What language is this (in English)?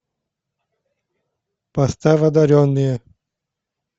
Russian